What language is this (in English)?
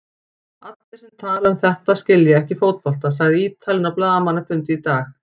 Icelandic